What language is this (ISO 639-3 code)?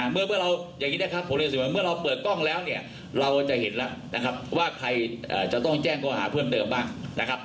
tha